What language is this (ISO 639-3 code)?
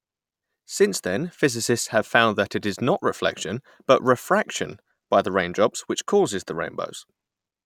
eng